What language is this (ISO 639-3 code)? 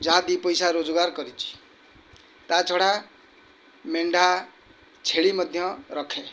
ori